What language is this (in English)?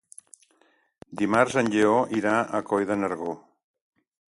Catalan